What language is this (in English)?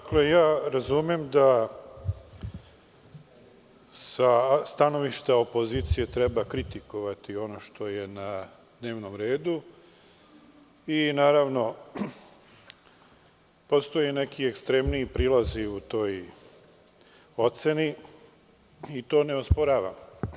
Serbian